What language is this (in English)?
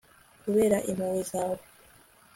Kinyarwanda